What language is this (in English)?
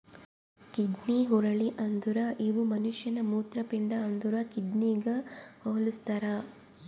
Kannada